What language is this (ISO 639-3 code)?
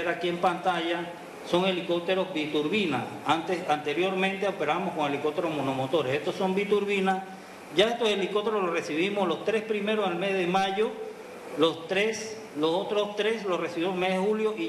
spa